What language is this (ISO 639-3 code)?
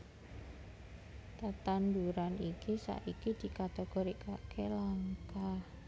jav